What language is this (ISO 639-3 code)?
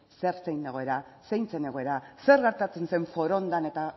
eus